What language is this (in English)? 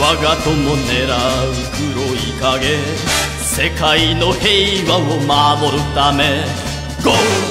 Japanese